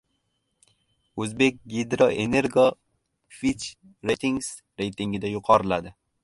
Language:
Uzbek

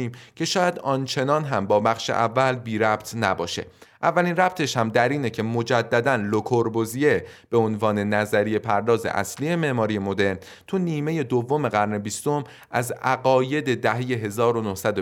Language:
Persian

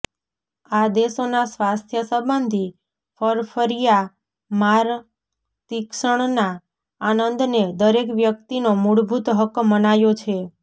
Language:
Gujarati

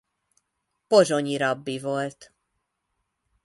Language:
Hungarian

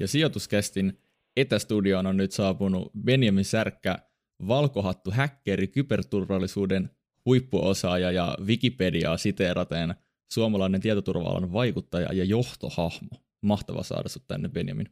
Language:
Finnish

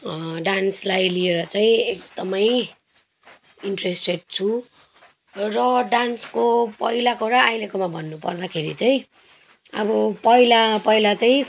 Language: Nepali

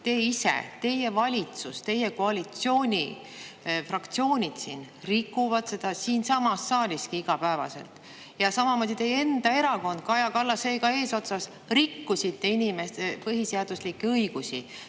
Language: Estonian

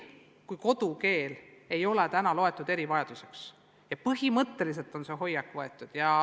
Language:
Estonian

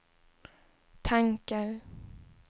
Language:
Swedish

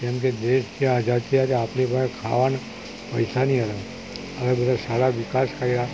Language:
Gujarati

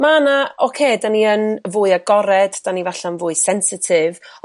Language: Welsh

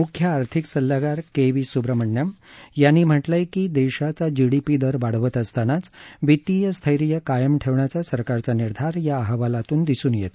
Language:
Marathi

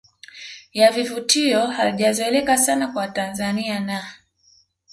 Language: Swahili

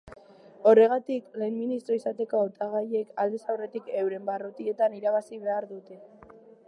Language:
Basque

